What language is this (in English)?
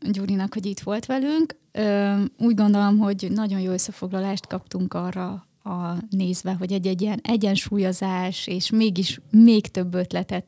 Hungarian